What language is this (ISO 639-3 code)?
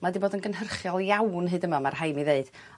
cym